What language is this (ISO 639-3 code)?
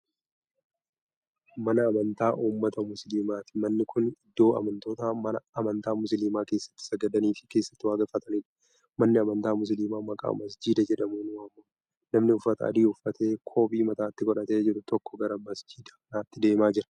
orm